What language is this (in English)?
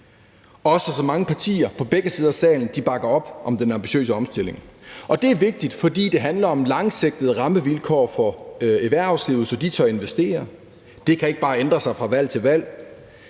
Danish